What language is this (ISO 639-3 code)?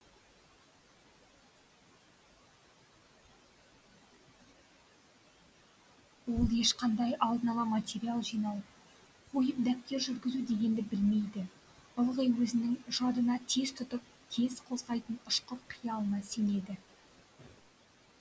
kaz